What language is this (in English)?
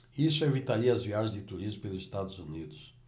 Portuguese